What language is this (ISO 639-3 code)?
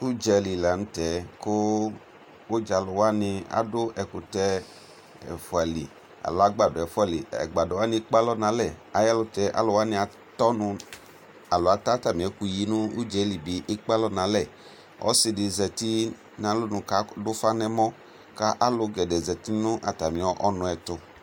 kpo